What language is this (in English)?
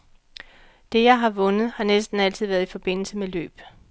Danish